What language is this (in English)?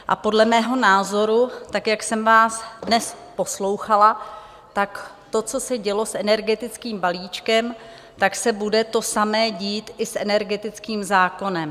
Czech